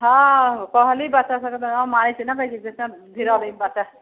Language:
Maithili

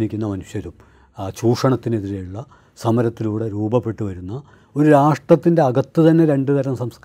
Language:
Malayalam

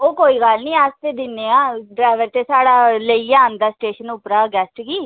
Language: Dogri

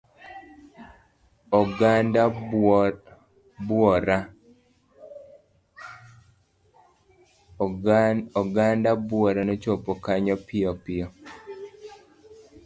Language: Luo (Kenya and Tanzania)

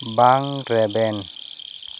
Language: Santali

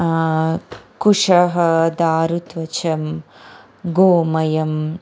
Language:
Sanskrit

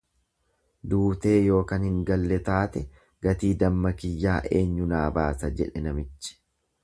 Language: Oromo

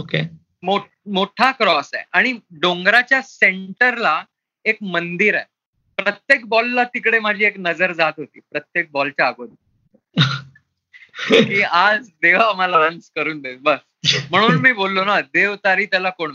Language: Marathi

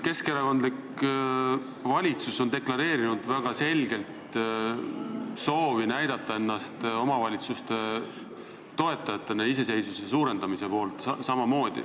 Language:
Estonian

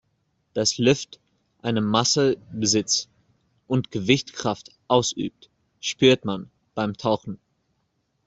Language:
German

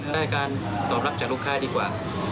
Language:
Thai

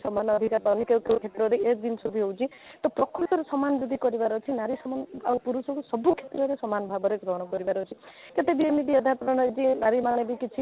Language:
Odia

